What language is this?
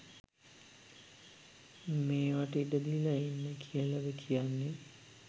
Sinhala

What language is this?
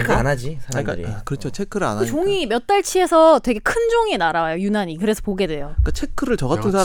Korean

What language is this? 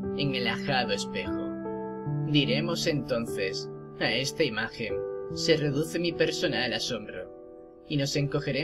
Spanish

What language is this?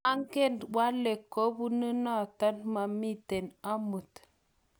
Kalenjin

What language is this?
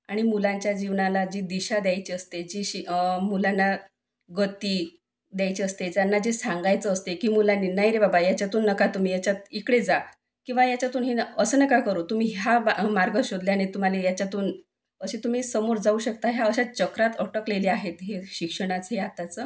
Marathi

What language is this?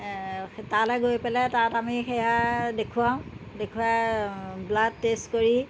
Assamese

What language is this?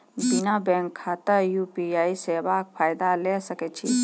Maithili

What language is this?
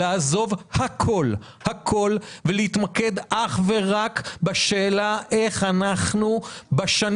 Hebrew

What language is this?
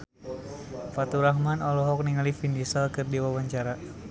Sundanese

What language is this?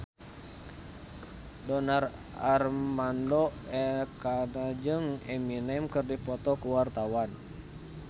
Sundanese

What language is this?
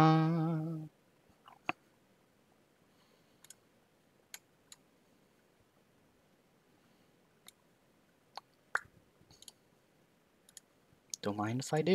English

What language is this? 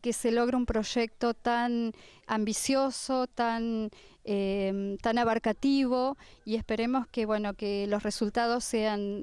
Spanish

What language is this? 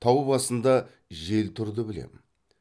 Kazakh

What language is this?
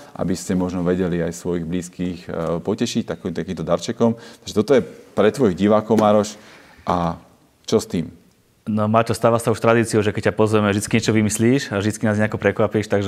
Slovak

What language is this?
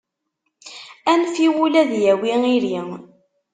Kabyle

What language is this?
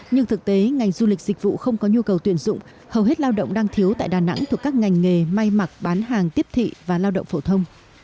Vietnamese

